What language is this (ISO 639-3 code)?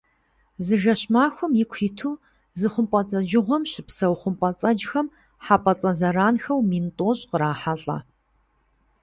kbd